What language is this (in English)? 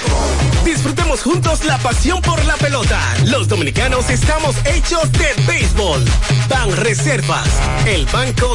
Spanish